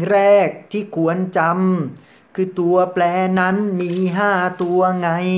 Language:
Thai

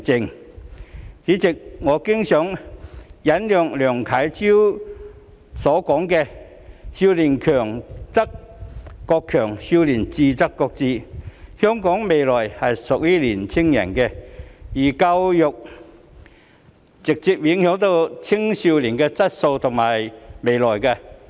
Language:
Cantonese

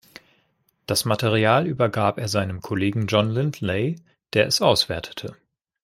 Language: German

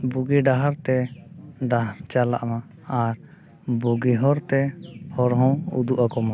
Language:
Santali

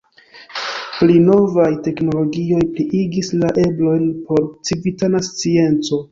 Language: Esperanto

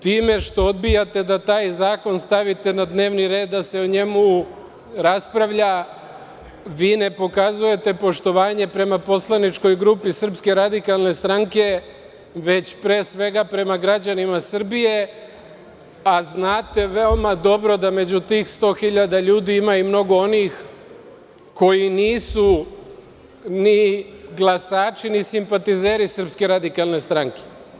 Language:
Serbian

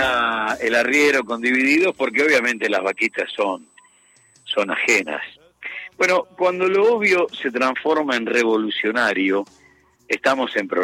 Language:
Spanish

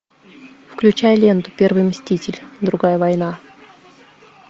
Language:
Russian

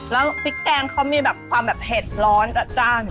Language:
Thai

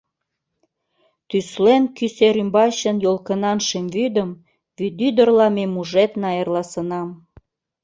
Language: Mari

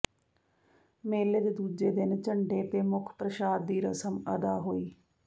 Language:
Punjabi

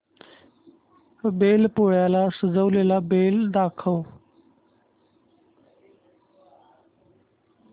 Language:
Marathi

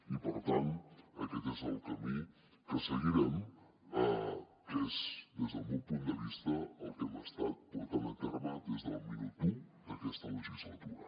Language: Catalan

